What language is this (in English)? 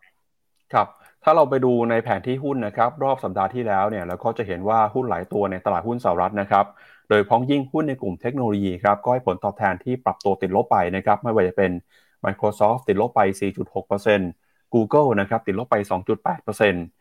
Thai